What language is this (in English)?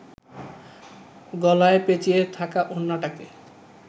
Bangla